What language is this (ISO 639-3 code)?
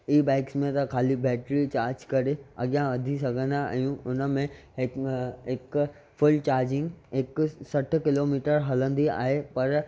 snd